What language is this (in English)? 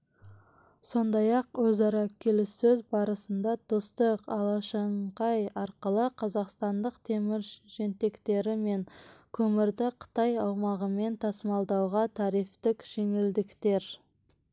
Kazakh